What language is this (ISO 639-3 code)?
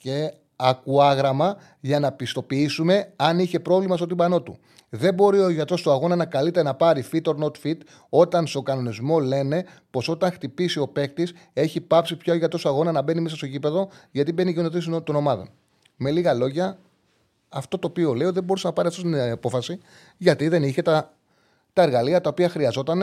ell